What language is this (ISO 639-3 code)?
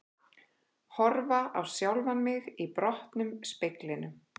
isl